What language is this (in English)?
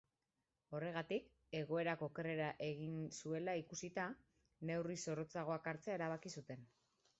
Basque